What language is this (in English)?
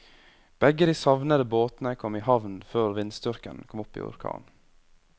Norwegian